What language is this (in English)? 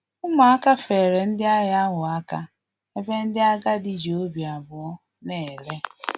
Igbo